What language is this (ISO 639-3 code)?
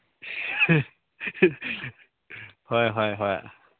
mni